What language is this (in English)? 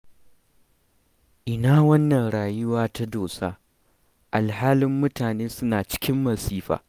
Hausa